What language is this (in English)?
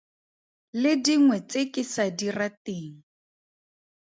Tswana